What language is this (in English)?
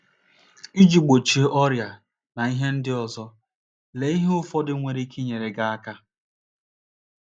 Igbo